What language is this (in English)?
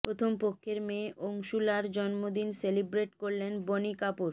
Bangla